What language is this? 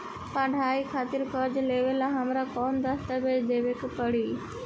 Bhojpuri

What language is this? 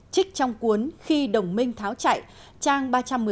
Vietnamese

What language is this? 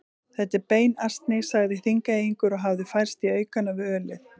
Icelandic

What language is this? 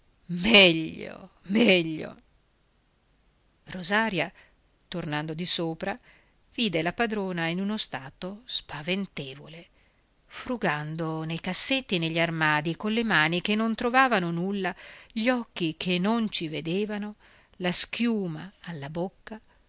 Italian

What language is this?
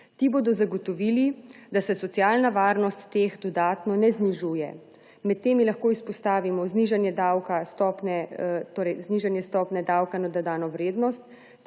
Slovenian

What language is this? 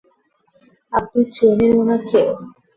Bangla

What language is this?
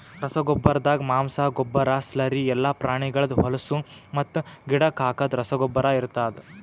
Kannada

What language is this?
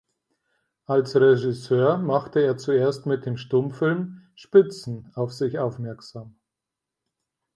German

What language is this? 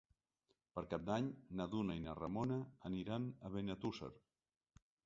Catalan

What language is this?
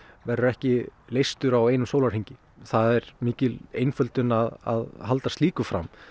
Icelandic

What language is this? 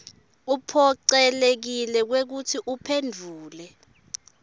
Swati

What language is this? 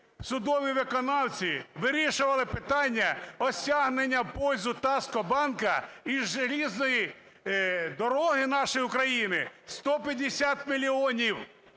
Ukrainian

